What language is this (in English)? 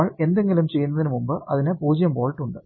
Malayalam